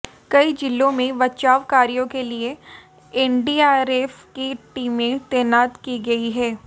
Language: Hindi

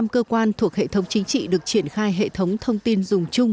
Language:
Vietnamese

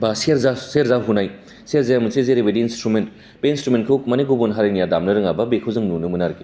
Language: Bodo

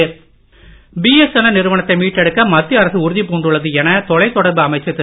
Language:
Tamil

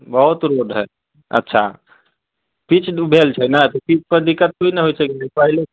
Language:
Maithili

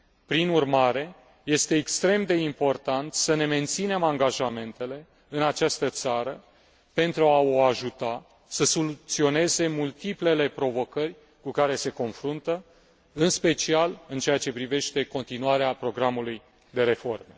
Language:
Romanian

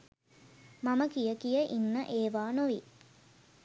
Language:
Sinhala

